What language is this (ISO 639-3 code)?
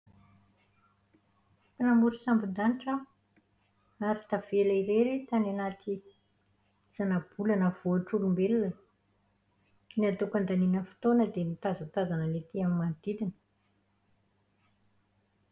mlg